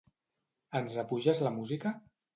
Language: Catalan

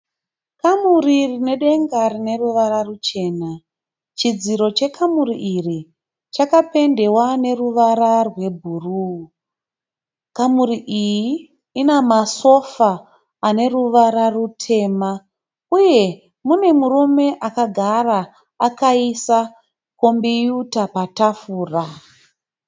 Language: Shona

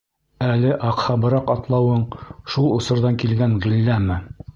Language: Bashkir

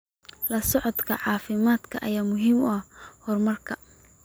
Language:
Somali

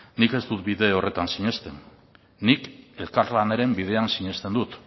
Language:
Basque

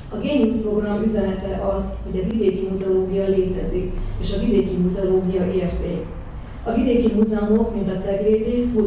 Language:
Hungarian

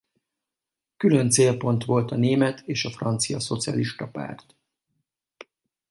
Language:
Hungarian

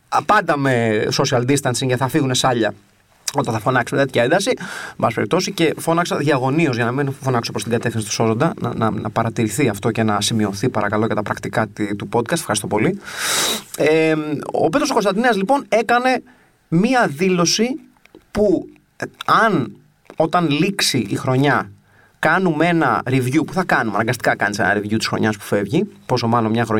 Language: Greek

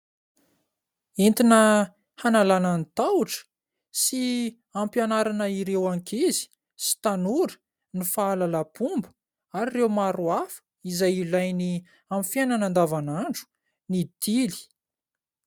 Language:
Malagasy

